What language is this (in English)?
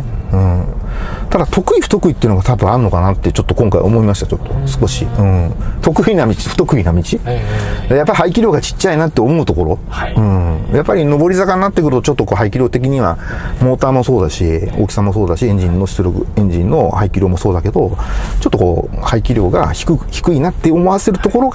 Japanese